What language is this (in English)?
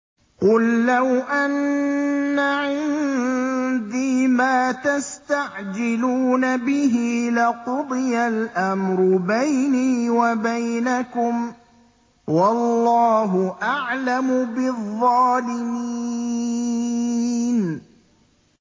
Arabic